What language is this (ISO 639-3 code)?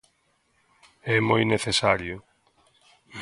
glg